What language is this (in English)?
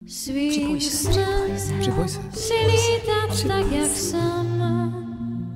Czech